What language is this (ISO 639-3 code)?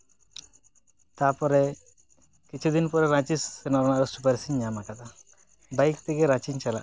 sat